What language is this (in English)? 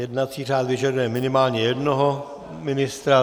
Czech